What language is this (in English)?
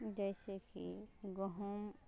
Maithili